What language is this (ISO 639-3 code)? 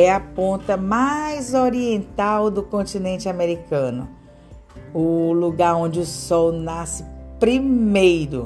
por